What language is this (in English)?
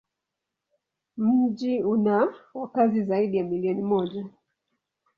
Swahili